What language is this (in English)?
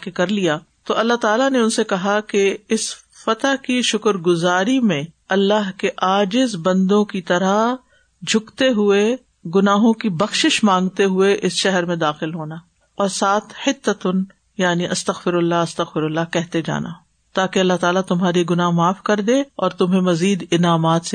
Urdu